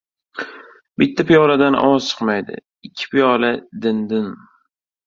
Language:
Uzbek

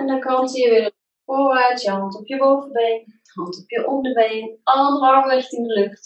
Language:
Dutch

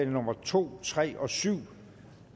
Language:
Danish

